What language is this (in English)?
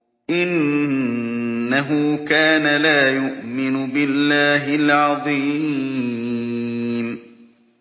Arabic